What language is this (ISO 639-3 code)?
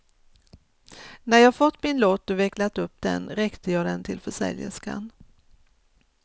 swe